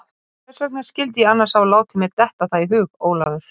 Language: Icelandic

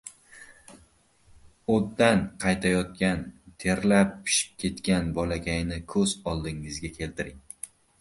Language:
Uzbek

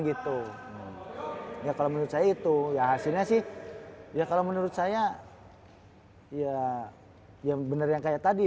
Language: Indonesian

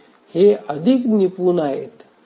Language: Marathi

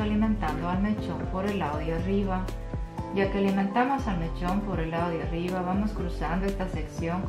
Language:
Spanish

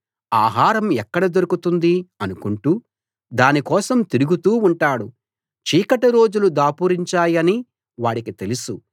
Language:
Telugu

